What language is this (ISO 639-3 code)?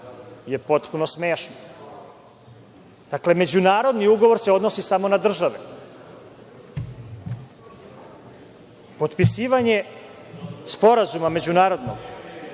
srp